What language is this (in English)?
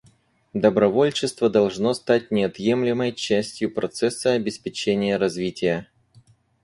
Russian